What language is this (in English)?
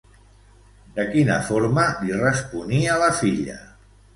Catalan